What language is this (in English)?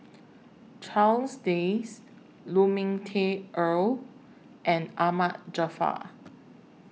English